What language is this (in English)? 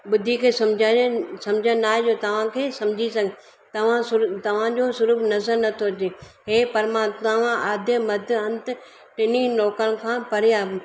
Sindhi